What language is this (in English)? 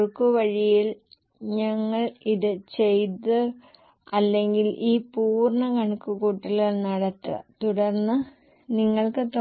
Malayalam